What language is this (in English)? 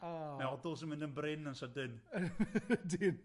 Welsh